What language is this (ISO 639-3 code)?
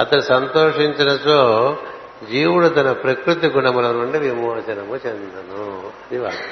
tel